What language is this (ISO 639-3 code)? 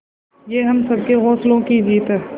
hin